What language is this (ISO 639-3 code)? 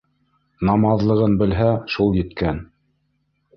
bak